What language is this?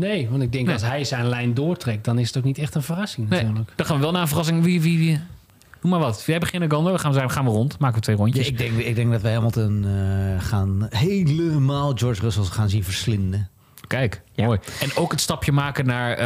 Dutch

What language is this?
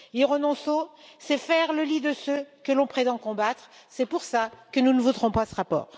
French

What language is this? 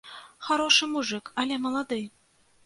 Belarusian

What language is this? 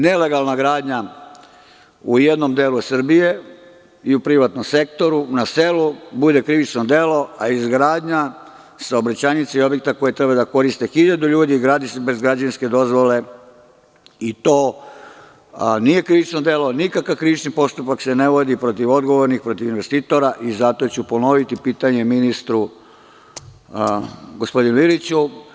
Serbian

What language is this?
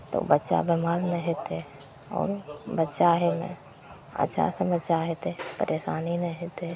Maithili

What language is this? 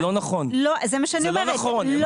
Hebrew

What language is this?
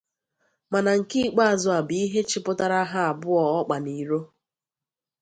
Igbo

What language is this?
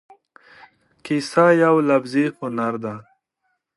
Pashto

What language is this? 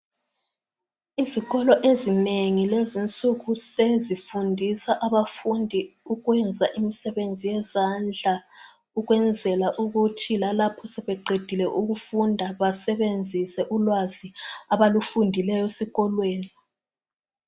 North Ndebele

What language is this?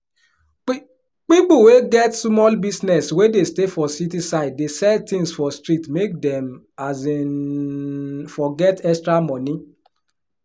Nigerian Pidgin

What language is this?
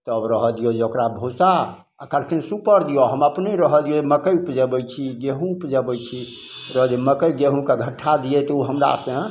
Maithili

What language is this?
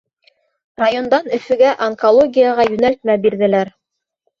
Bashkir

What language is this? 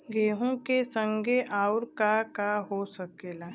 Bhojpuri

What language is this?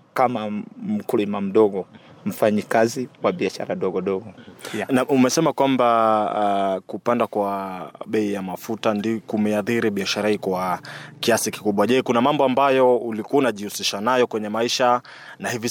Swahili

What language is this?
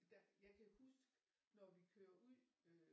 Danish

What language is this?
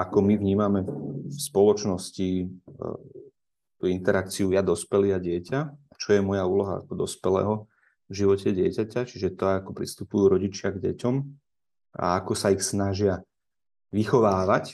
Slovak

